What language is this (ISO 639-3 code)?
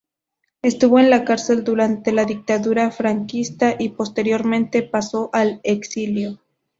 spa